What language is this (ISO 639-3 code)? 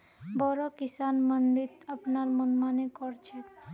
mag